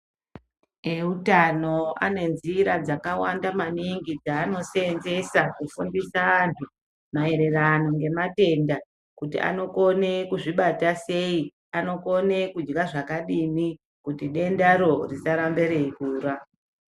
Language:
Ndau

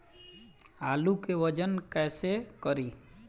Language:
Bhojpuri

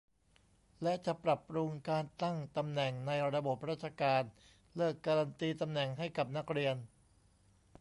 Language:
Thai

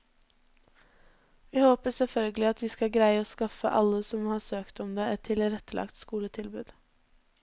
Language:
Norwegian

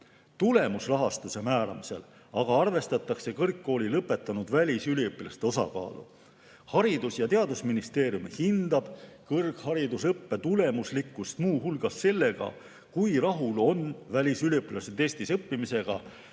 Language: Estonian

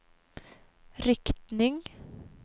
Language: Swedish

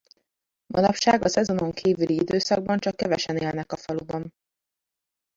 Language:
Hungarian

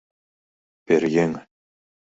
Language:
Mari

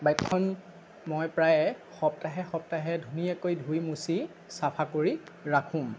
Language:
Assamese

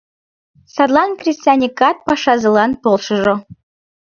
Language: Mari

